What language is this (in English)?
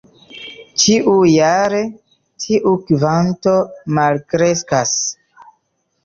Esperanto